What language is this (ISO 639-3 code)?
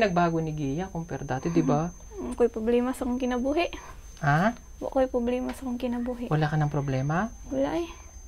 fil